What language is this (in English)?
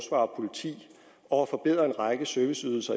Danish